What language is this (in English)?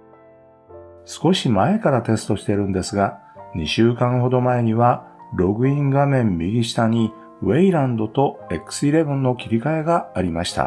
Japanese